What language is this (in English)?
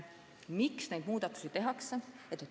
Estonian